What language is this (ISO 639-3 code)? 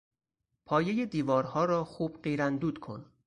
fas